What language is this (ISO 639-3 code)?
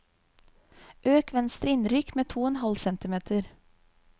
nor